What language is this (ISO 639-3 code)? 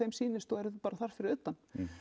isl